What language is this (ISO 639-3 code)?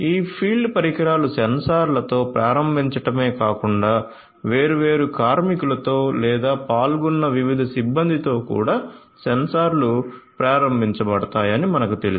tel